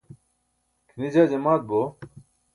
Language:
Burushaski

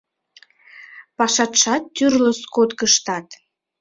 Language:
Mari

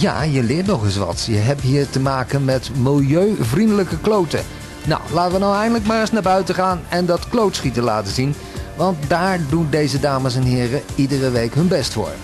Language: Dutch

